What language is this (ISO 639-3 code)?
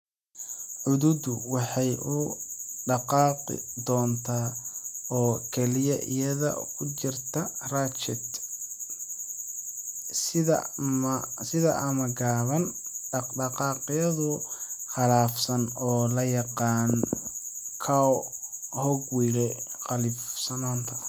som